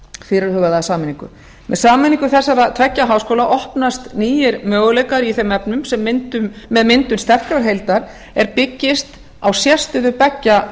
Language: Icelandic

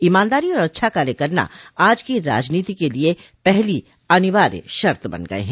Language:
Hindi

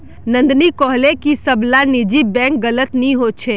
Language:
Magahi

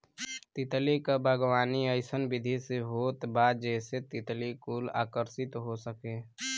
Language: Bhojpuri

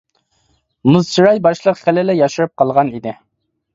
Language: Uyghur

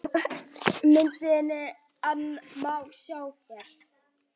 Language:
Icelandic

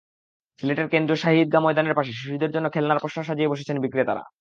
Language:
Bangla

